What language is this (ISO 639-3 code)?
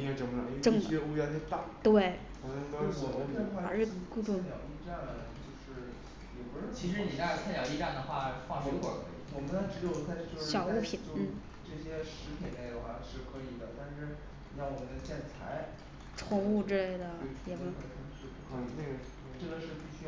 zho